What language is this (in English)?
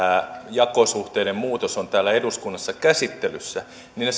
Finnish